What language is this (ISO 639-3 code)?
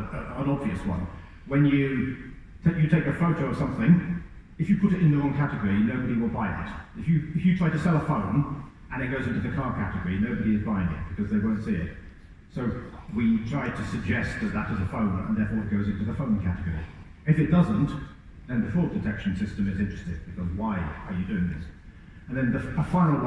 eng